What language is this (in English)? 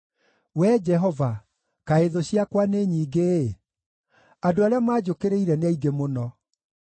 Kikuyu